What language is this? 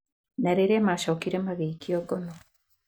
Kikuyu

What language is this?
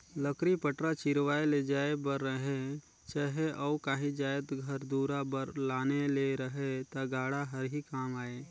Chhattisgarhi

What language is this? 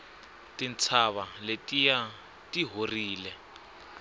Tsonga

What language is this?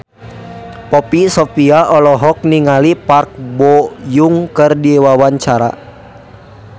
Sundanese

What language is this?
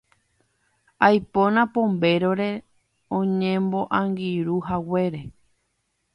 Guarani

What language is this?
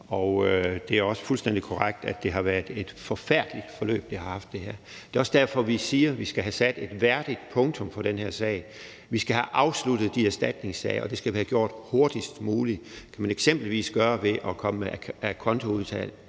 Danish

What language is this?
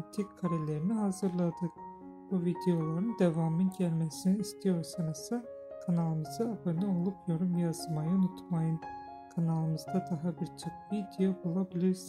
Turkish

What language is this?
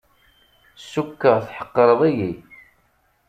Kabyle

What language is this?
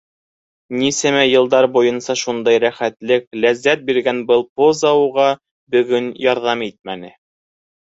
Bashkir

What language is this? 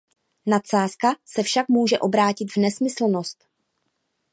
Czech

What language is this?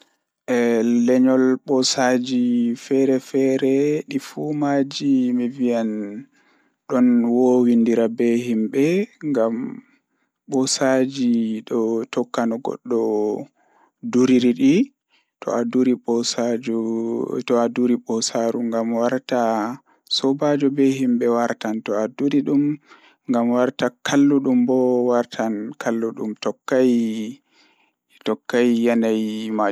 Fula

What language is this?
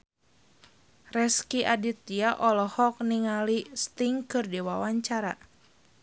Sundanese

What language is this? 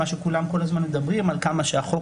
Hebrew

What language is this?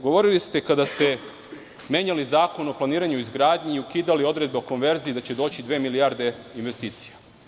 Serbian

